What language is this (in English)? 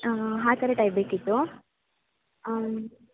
Kannada